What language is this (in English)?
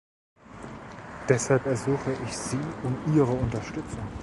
German